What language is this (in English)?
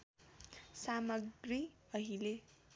Nepali